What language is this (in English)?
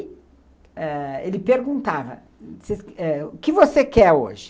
Portuguese